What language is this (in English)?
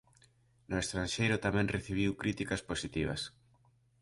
Galician